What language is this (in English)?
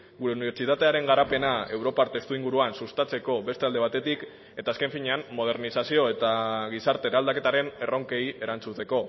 Basque